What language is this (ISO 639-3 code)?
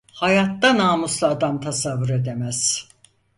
tur